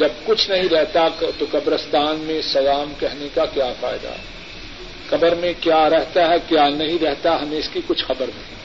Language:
Urdu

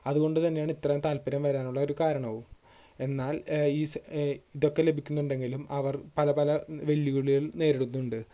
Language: Malayalam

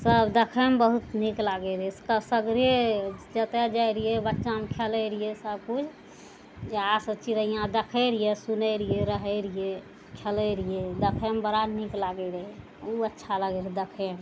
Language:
Maithili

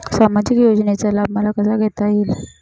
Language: Marathi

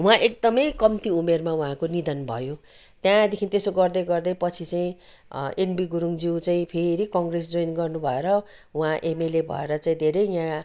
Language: Nepali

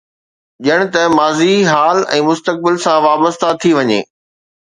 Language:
Sindhi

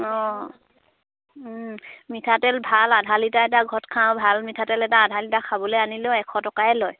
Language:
Assamese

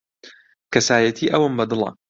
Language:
Central Kurdish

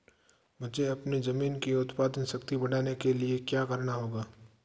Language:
Hindi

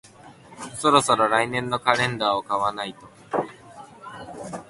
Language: Japanese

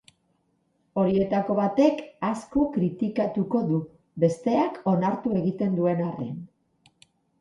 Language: Basque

